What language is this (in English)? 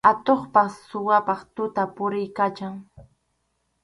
Arequipa-La Unión Quechua